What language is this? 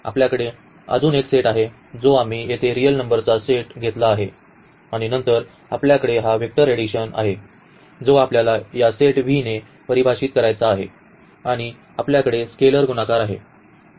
Marathi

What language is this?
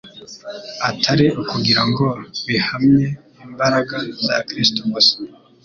Kinyarwanda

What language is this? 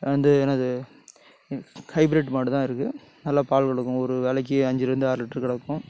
Tamil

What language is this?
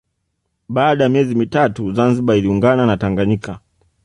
Swahili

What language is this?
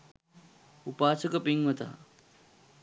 Sinhala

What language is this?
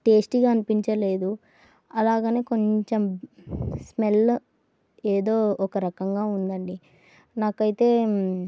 Telugu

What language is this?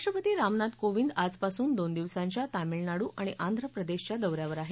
Marathi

